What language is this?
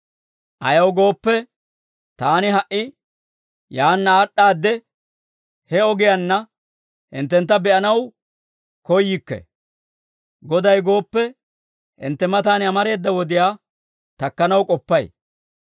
Dawro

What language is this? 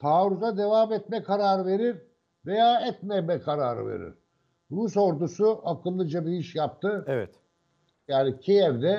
Turkish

